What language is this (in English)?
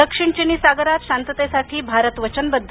Marathi